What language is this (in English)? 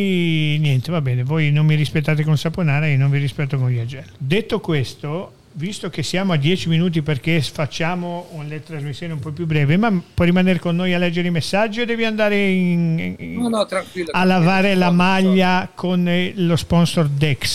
Italian